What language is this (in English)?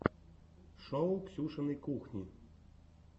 Russian